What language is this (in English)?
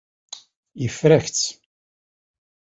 Kabyle